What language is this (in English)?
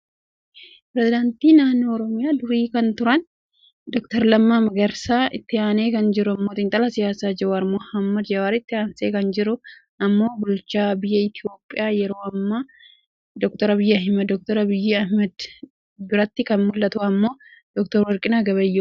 Oromo